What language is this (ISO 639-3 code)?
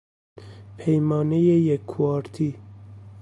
fas